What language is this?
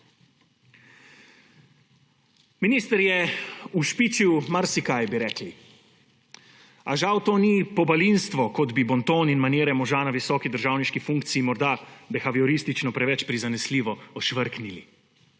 Slovenian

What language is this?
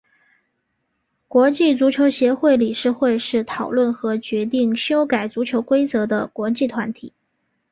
Chinese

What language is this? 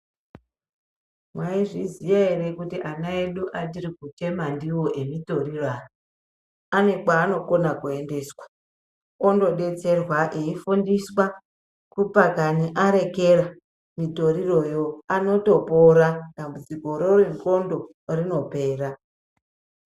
Ndau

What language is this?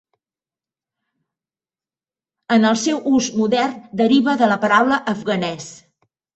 Catalan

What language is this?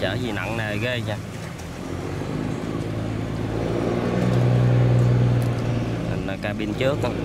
Vietnamese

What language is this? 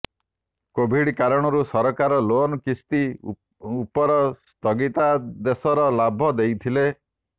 Odia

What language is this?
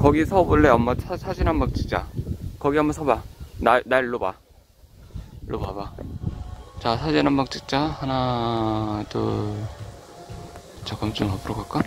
Korean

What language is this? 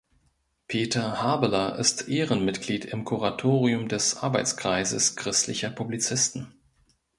German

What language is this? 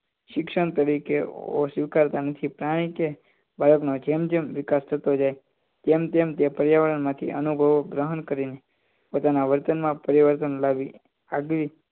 Gujarati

